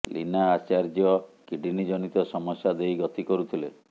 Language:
Odia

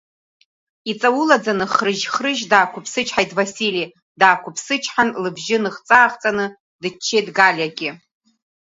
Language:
Abkhazian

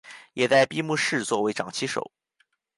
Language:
Chinese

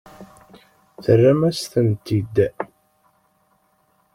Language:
Kabyle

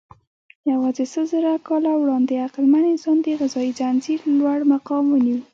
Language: Pashto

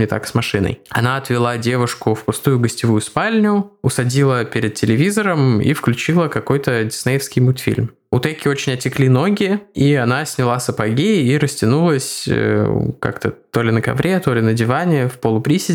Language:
Russian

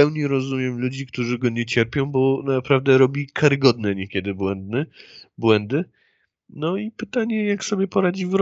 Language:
Polish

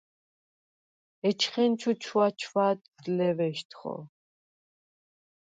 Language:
Svan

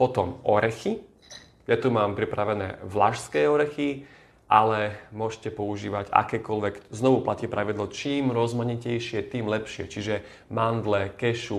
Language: Slovak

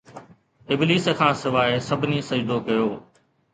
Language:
Sindhi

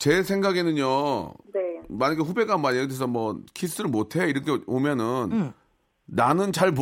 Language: Korean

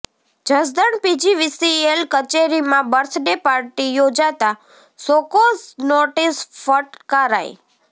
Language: Gujarati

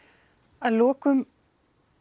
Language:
Icelandic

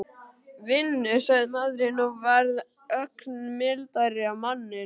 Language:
Icelandic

